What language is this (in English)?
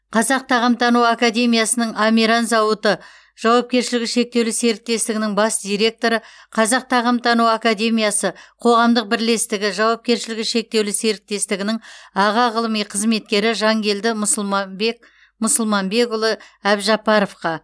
Kazakh